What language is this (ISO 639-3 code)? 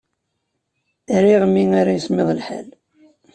kab